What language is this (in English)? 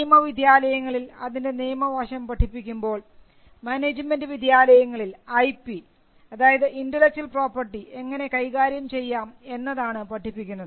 Malayalam